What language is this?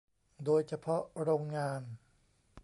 Thai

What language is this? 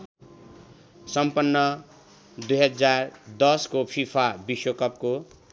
Nepali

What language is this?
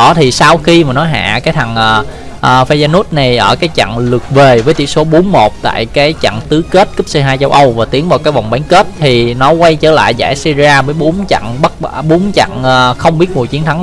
Vietnamese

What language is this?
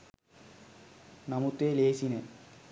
Sinhala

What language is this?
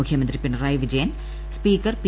Malayalam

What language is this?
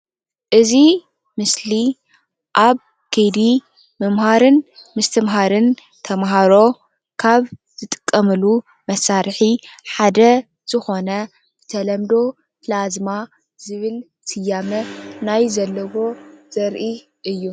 Tigrinya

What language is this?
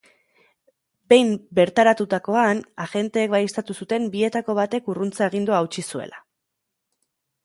Basque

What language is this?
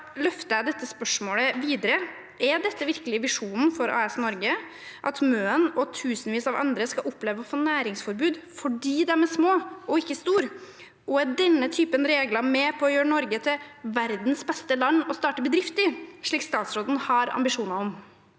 Norwegian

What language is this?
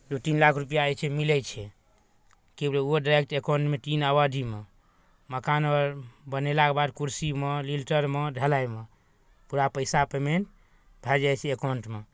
Maithili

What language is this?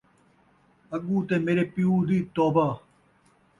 Saraiki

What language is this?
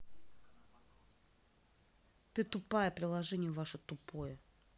Russian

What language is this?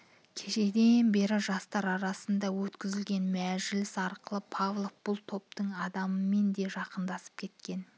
Kazakh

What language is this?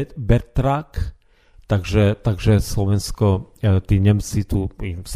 Slovak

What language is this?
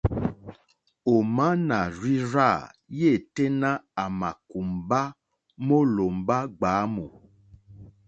Mokpwe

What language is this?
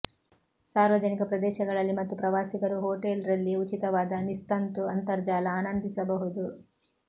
Kannada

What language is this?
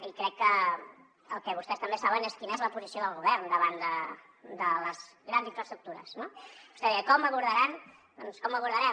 Catalan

